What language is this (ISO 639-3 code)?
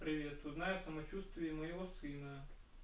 rus